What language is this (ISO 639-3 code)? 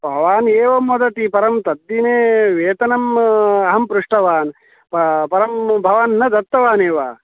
san